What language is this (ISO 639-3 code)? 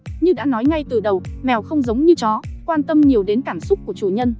vie